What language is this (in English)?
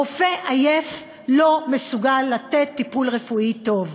Hebrew